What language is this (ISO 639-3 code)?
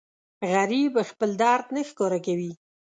pus